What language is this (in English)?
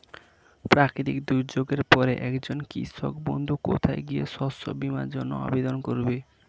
Bangla